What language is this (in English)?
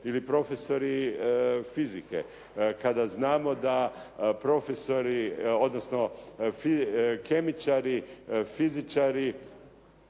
Croatian